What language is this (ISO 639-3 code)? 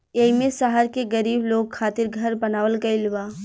bho